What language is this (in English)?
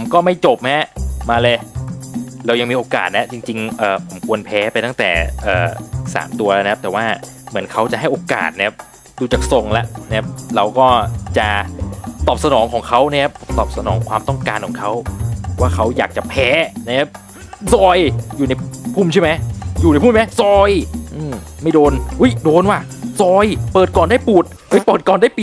Thai